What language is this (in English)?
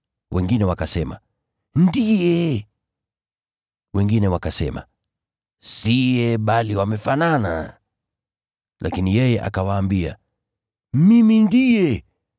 Swahili